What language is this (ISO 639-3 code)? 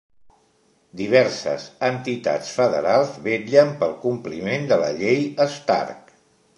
cat